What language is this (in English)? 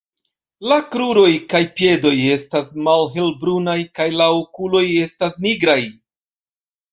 Esperanto